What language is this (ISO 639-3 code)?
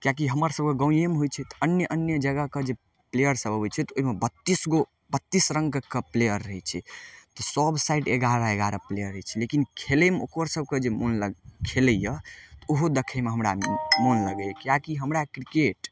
mai